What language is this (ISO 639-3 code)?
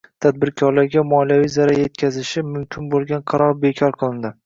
uzb